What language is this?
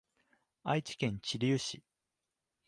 Japanese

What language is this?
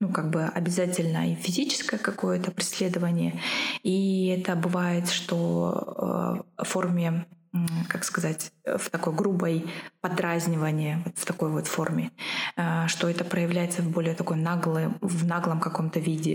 Russian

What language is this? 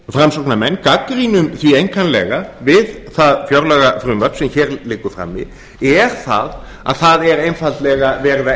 Icelandic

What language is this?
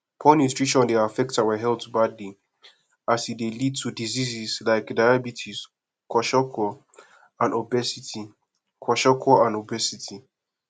Nigerian Pidgin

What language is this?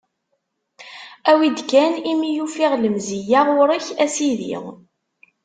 Kabyle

